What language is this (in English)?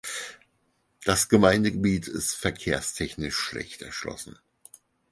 German